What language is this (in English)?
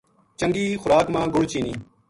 Gujari